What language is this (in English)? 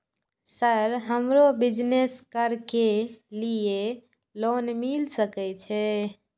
Maithili